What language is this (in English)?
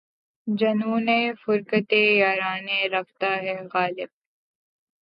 Urdu